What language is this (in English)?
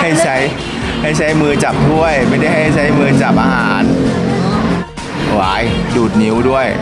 Thai